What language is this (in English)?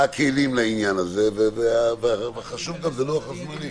Hebrew